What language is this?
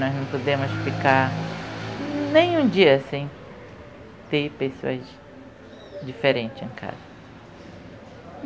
Portuguese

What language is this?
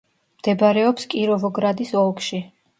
Georgian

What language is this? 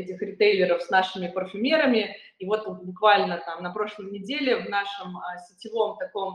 Russian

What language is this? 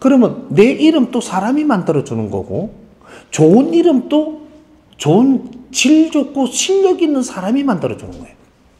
Korean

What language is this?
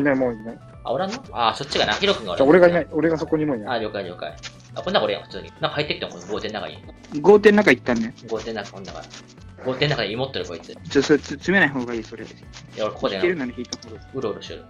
Japanese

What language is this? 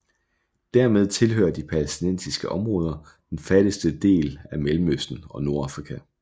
Danish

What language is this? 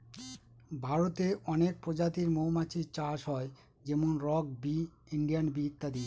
Bangla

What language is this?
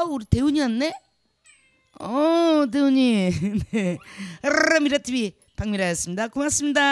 Korean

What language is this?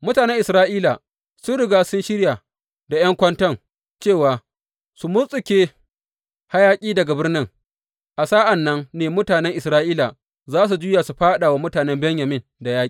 Hausa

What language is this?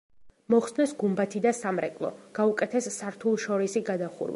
Georgian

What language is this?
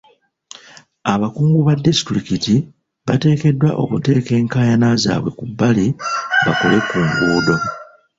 Ganda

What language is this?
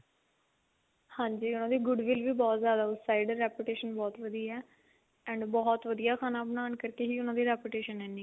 Punjabi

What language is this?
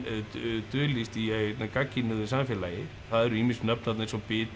Icelandic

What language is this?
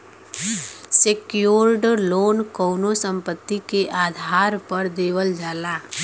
Bhojpuri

